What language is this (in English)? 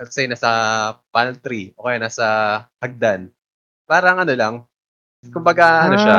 Filipino